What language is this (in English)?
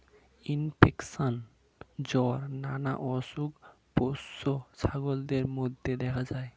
Bangla